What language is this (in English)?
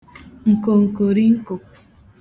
Igbo